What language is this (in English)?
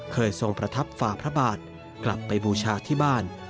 Thai